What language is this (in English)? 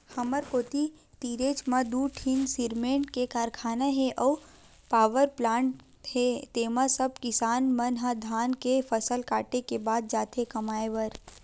Chhattisgarhi